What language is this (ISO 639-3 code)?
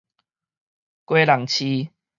nan